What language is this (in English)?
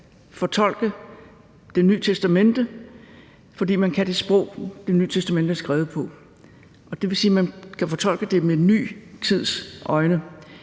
Danish